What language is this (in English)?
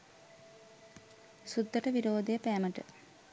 Sinhala